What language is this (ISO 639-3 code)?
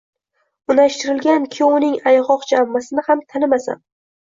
uzb